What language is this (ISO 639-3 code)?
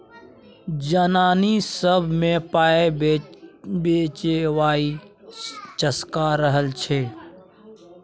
mai